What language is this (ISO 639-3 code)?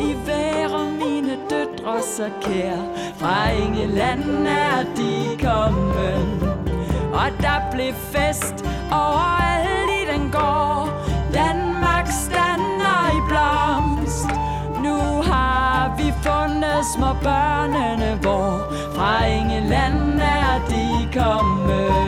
fas